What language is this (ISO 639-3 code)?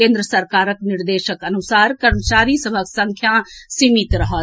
mai